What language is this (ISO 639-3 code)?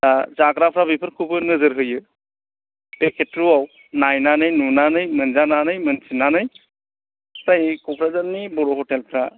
brx